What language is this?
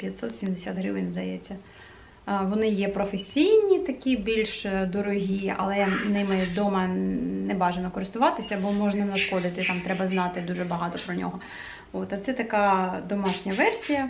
Ukrainian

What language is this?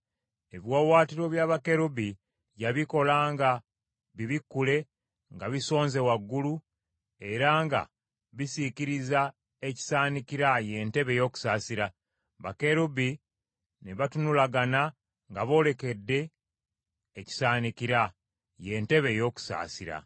Ganda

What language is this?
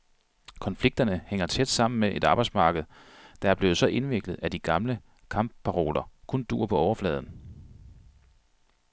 Danish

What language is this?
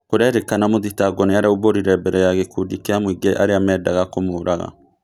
Kikuyu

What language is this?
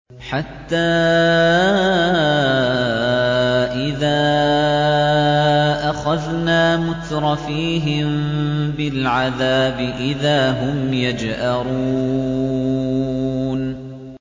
Arabic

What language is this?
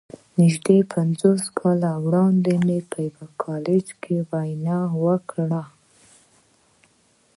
Pashto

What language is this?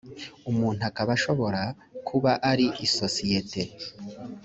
Kinyarwanda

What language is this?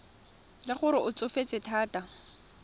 Tswana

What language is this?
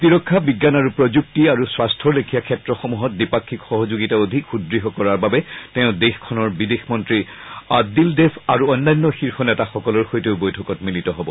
Assamese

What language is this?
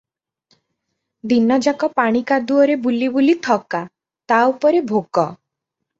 Odia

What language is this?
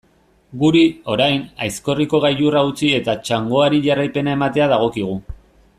Basque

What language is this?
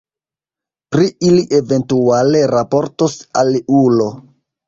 Esperanto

